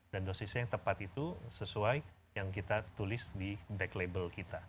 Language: Indonesian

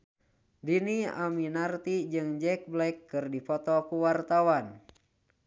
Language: Sundanese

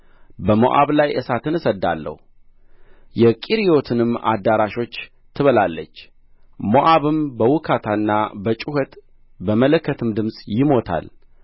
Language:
Amharic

